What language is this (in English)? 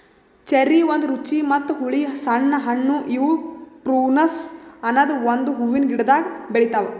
Kannada